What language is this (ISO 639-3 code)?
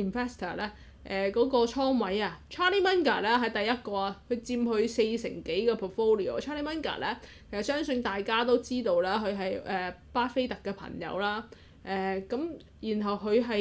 zho